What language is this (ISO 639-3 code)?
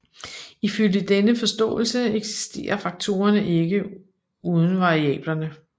dan